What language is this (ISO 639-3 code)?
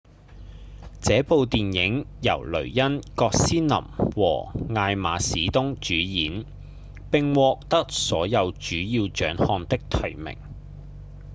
yue